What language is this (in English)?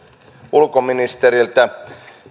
Finnish